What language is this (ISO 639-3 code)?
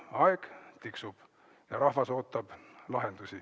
est